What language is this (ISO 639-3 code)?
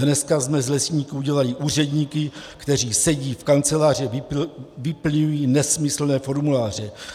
ces